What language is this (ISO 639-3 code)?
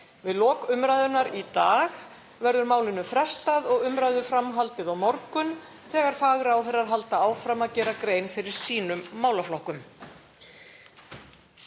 isl